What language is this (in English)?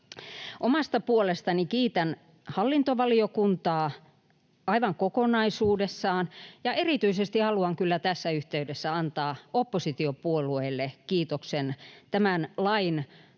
Finnish